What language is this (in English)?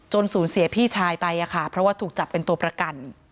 Thai